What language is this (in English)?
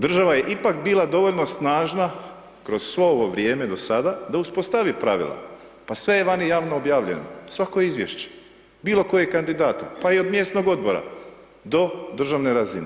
Croatian